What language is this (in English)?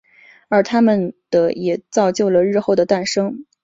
Chinese